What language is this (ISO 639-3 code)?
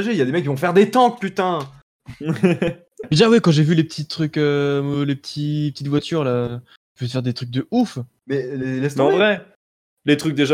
fra